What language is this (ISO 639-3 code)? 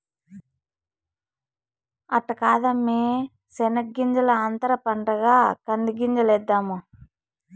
tel